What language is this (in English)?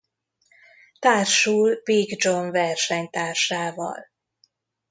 Hungarian